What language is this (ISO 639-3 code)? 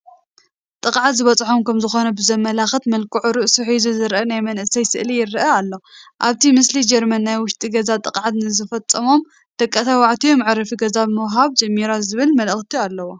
tir